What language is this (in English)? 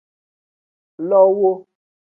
Aja (Benin)